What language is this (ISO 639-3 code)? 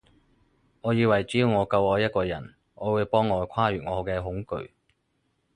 yue